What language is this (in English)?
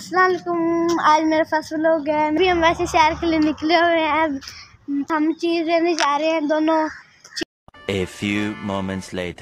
Arabic